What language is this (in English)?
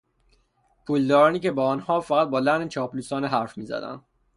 Persian